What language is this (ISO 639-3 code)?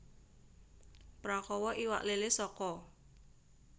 jav